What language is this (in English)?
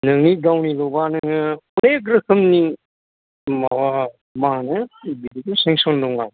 Bodo